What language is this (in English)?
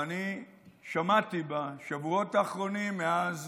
Hebrew